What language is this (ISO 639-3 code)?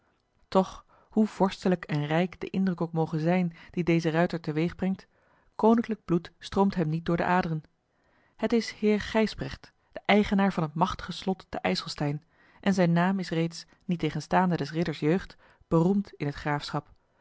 nld